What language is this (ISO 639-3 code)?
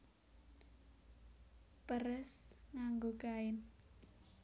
jav